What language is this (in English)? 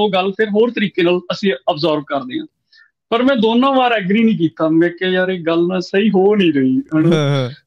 Punjabi